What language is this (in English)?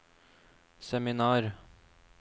Norwegian